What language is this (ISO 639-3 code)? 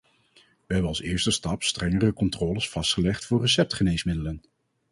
nld